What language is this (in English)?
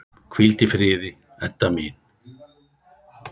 Icelandic